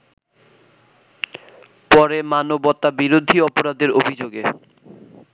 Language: Bangla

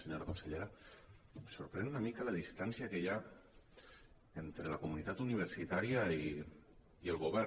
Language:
Catalan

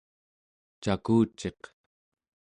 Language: Central Yupik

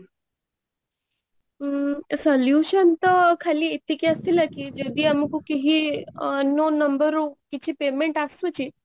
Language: Odia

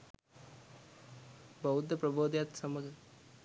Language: Sinhala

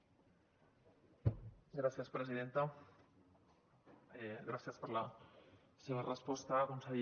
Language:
Catalan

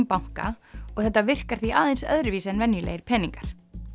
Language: Icelandic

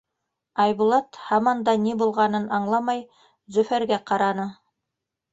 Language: Bashkir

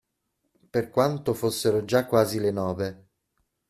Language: Italian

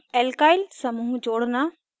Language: Hindi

